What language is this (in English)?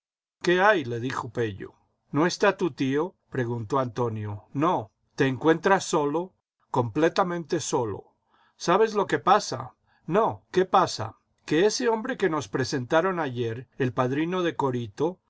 Spanish